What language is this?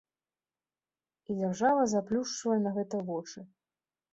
Belarusian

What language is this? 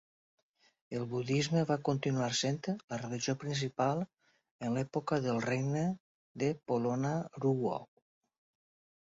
Catalan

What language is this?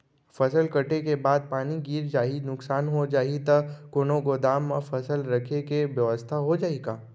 Chhattisgarhi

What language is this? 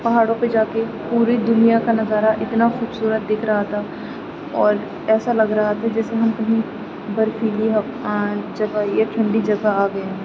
Urdu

